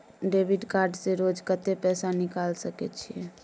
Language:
Maithili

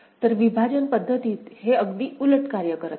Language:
Marathi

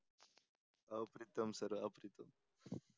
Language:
Marathi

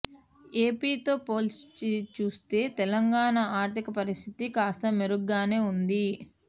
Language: Telugu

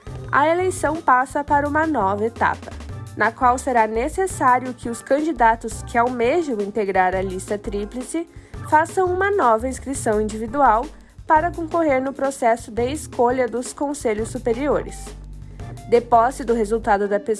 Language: Portuguese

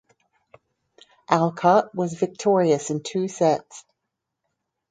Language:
English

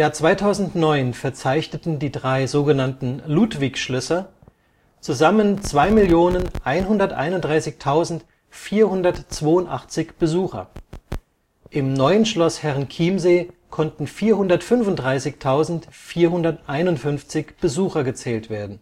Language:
German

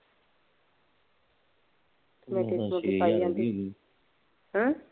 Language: Punjabi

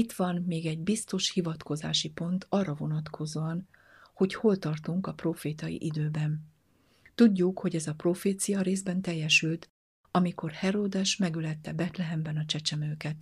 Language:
Hungarian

